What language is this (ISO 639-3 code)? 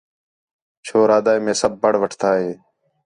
xhe